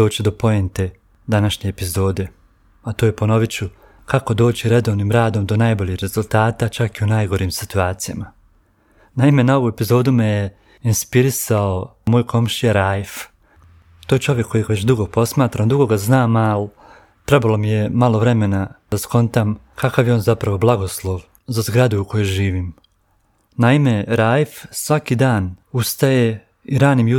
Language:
Croatian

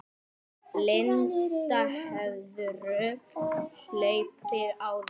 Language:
Icelandic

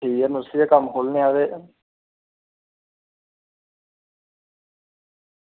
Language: Dogri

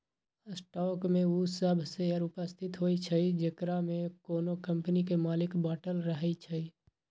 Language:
Magahi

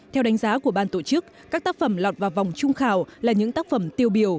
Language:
Vietnamese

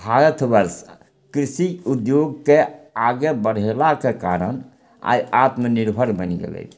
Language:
Maithili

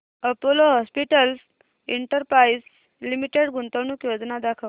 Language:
Marathi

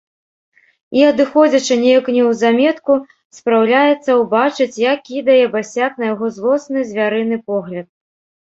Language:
Belarusian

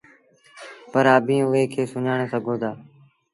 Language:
Sindhi Bhil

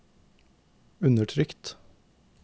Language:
Norwegian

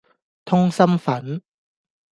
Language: Cantonese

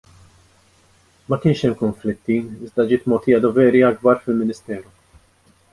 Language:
Maltese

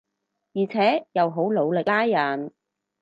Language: Cantonese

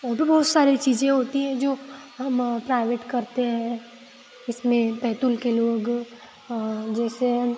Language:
Hindi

